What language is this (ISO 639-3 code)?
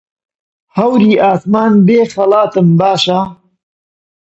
ckb